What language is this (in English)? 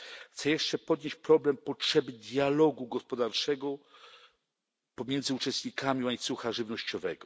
Polish